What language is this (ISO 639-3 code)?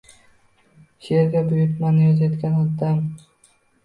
uzb